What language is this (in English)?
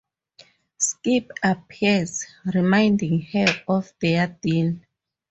English